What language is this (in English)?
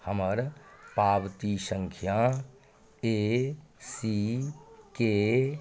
Maithili